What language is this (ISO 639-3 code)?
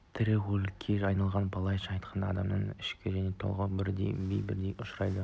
kaz